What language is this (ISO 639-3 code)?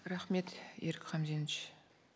kaz